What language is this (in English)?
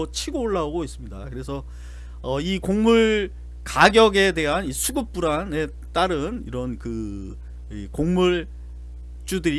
Korean